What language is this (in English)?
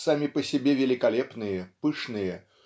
Russian